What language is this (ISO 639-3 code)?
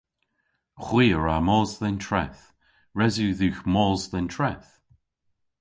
cor